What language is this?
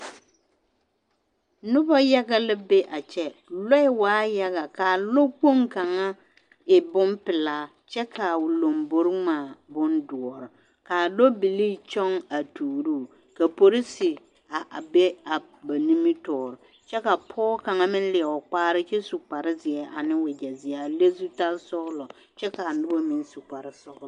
Southern Dagaare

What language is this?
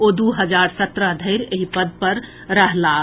Maithili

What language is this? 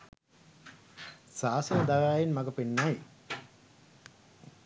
Sinhala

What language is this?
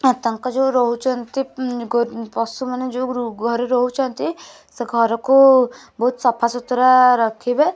Odia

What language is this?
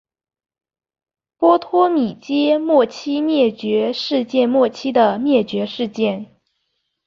Chinese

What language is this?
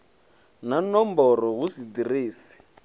Venda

